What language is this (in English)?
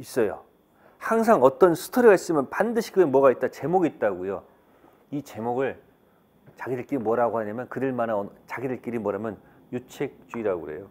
Korean